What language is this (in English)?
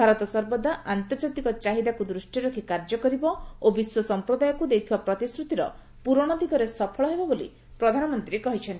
Odia